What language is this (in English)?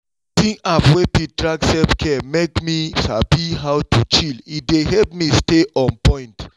Nigerian Pidgin